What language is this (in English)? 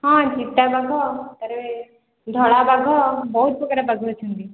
Odia